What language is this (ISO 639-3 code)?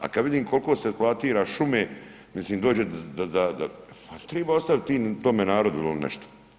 hrv